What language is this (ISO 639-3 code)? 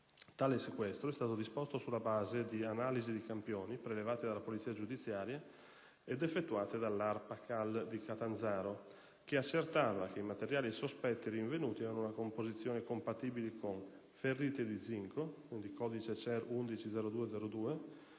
ita